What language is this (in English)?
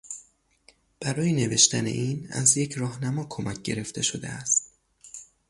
Persian